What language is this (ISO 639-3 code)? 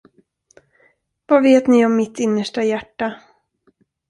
swe